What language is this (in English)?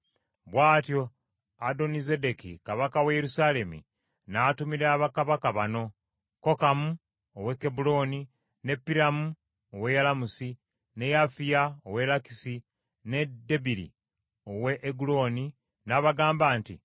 Ganda